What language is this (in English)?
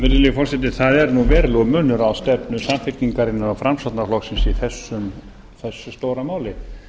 Icelandic